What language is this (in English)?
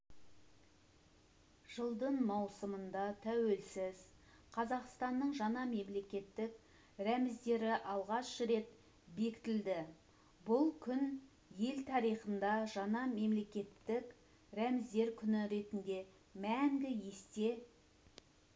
Kazakh